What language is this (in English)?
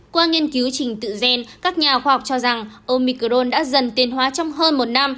Vietnamese